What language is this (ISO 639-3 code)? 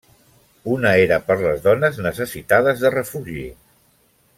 cat